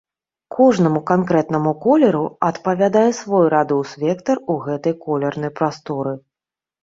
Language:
Belarusian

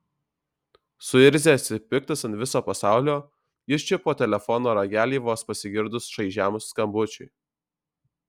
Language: Lithuanian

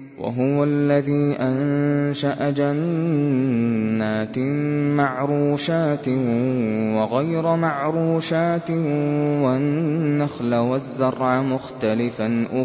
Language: Arabic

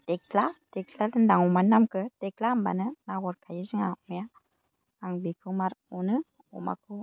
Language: Bodo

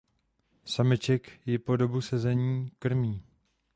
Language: Czech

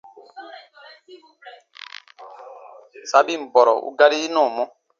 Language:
Baatonum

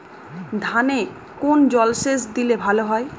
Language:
Bangla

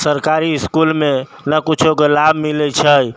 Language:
Maithili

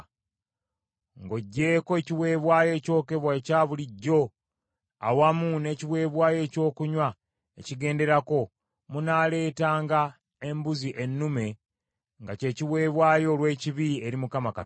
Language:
Ganda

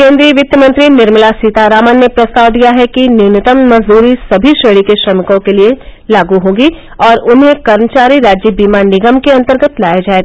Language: Hindi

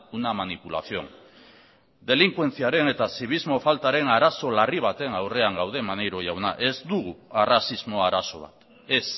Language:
Basque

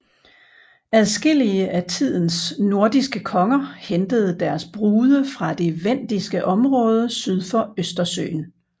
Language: Danish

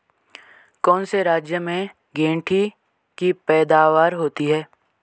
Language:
Hindi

